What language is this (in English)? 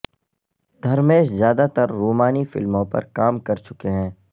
Urdu